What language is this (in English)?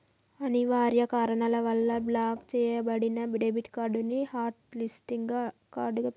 Telugu